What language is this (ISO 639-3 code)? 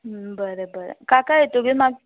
kok